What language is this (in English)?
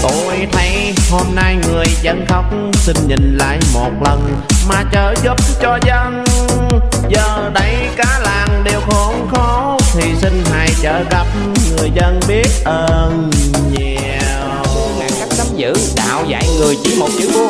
Vietnamese